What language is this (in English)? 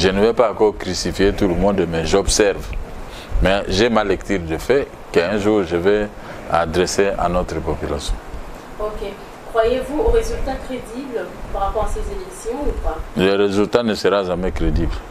French